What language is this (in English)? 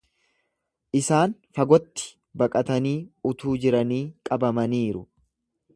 Oromo